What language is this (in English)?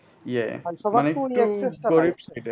Bangla